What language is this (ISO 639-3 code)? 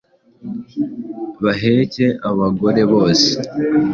kin